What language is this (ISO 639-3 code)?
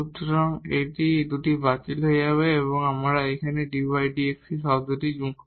ben